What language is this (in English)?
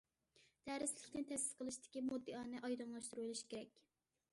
Uyghur